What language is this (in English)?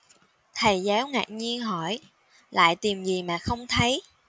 Vietnamese